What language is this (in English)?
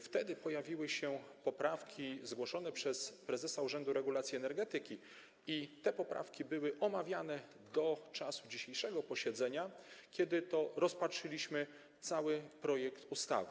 Polish